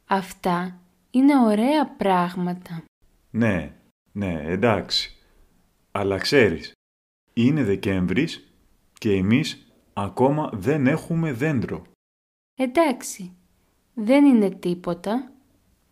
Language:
Greek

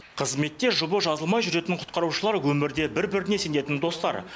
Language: Kazakh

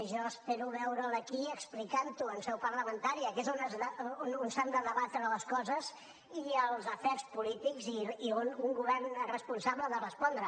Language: Catalan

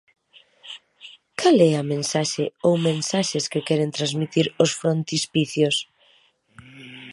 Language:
Galician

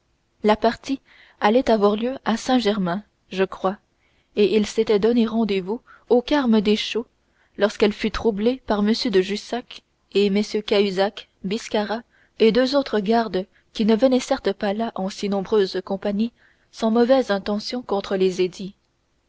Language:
French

